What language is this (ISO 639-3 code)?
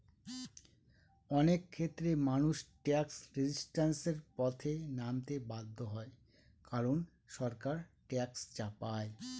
ben